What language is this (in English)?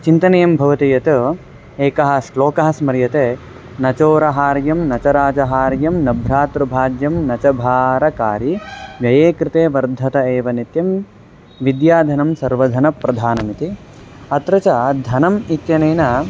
Sanskrit